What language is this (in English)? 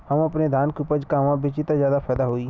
Bhojpuri